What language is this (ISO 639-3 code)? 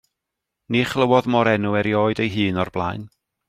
cym